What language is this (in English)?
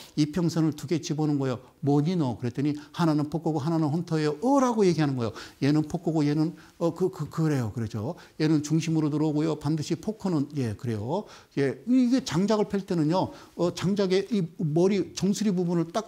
Korean